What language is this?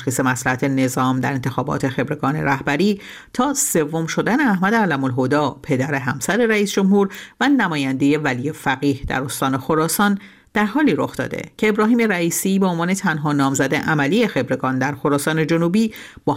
Persian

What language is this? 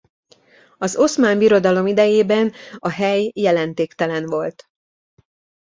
Hungarian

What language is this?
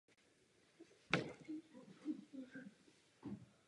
Czech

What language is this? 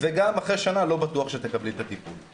Hebrew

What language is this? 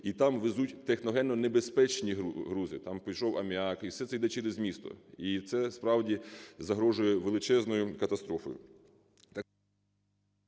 Ukrainian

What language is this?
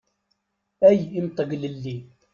Kabyle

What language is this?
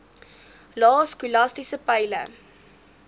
Afrikaans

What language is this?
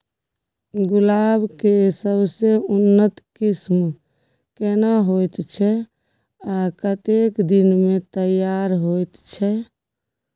Maithili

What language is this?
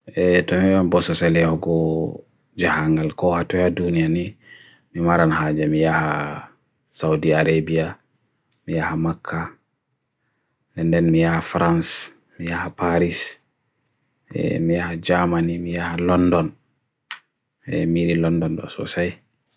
Bagirmi Fulfulde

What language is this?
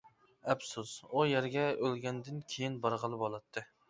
Uyghur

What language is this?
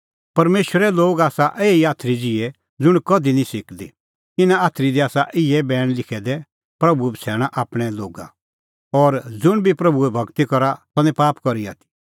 Kullu Pahari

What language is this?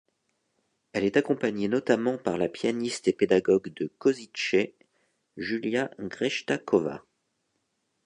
French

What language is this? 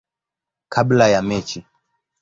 Swahili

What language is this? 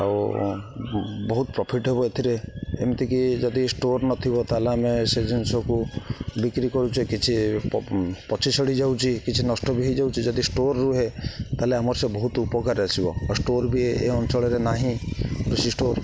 Odia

